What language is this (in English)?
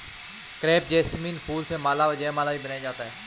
Hindi